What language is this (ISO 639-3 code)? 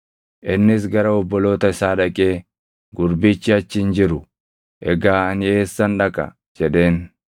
orm